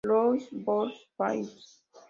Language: Spanish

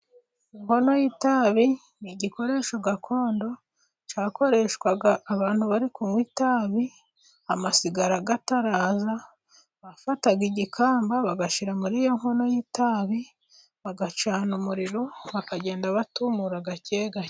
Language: Kinyarwanda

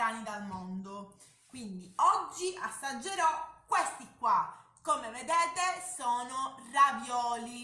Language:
Italian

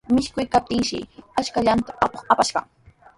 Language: Sihuas Ancash Quechua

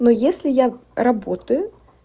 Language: Russian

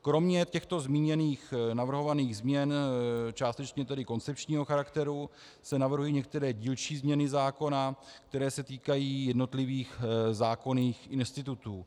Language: Czech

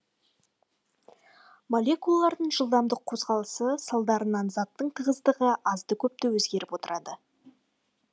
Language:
Kazakh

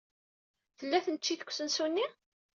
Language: Kabyle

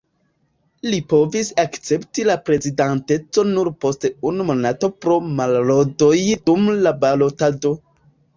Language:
Esperanto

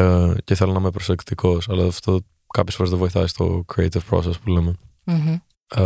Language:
Greek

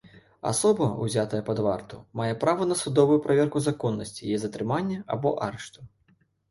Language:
Belarusian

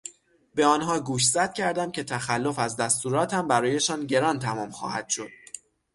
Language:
Persian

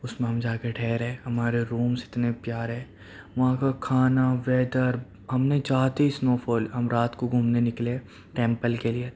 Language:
Urdu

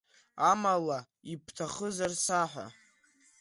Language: Abkhazian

